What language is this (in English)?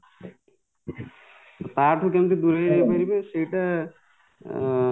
Odia